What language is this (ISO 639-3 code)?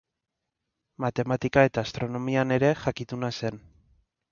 eus